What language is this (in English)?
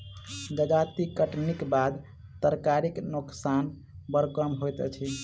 Maithili